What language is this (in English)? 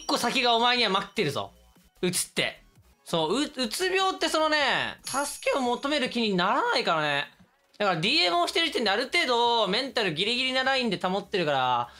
Japanese